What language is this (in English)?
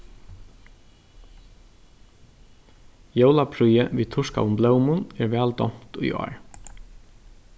Faroese